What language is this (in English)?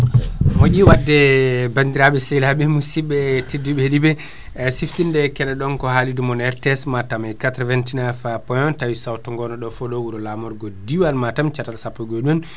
Fula